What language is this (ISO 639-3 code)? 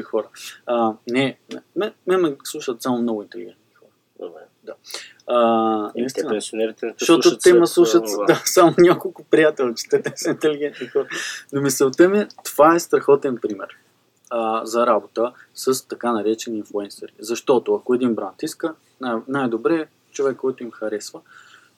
bul